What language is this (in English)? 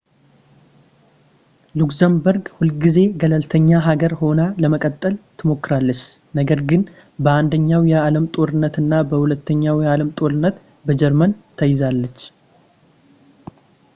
Amharic